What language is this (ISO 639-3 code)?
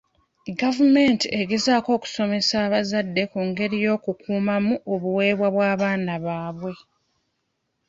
lug